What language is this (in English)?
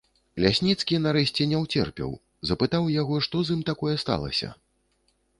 Belarusian